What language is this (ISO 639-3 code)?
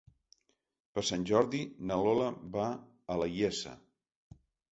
cat